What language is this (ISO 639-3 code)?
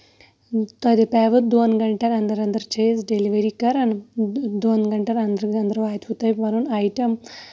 kas